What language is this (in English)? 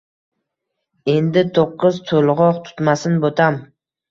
Uzbek